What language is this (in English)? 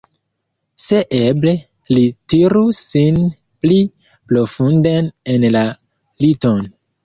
Esperanto